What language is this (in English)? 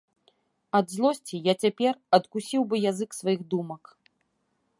Belarusian